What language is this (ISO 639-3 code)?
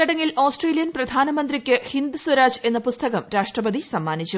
mal